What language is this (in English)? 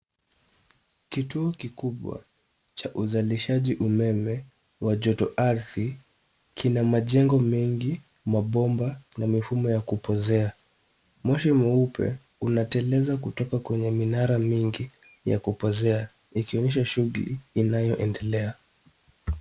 Swahili